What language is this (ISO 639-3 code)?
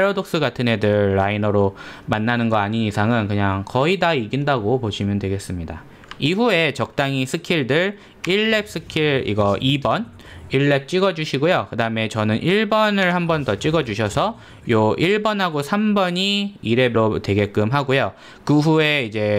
kor